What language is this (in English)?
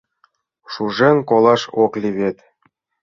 Mari